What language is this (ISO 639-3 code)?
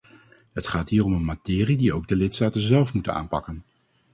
nld